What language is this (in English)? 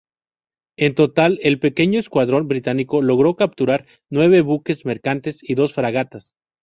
Spanish